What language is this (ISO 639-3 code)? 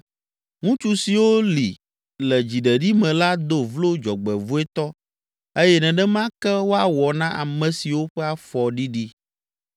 ewe